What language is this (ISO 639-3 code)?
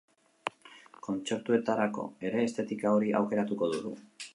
eus